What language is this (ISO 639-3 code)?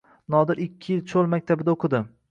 uzb